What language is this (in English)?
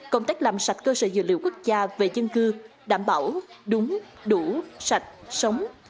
Vietnamese